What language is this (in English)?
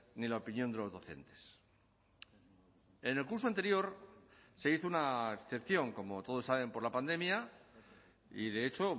Spanish